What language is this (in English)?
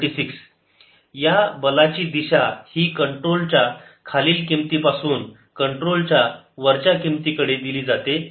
Marathi